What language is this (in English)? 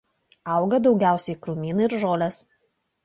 Lithuanian